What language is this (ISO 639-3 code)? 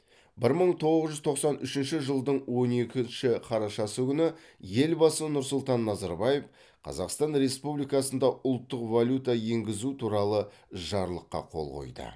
kaz